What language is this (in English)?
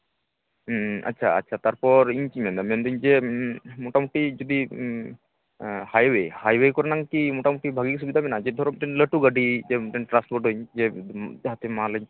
Santali